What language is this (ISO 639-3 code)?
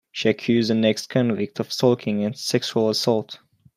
eng